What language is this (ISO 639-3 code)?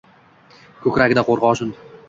uzb